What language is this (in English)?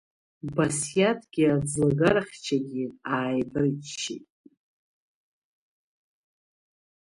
Abkhazian